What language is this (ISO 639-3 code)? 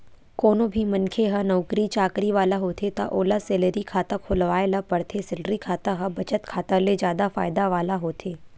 hne